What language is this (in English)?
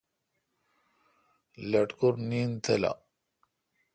Kalkoti